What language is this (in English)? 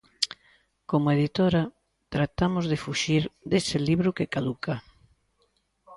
Galician